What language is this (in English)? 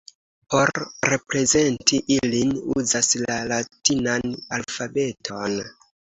Esperanto